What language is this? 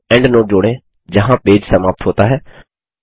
Hindi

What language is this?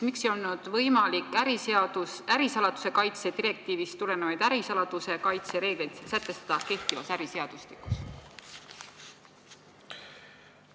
Estonian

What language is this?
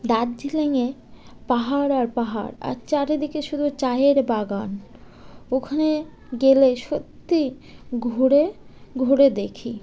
Bangla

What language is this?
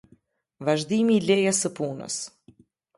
Albanian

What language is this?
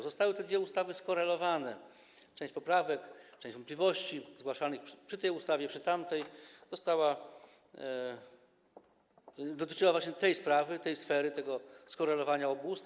Polish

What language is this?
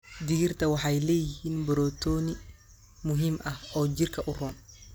Somali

